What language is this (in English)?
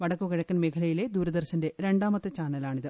Malayalam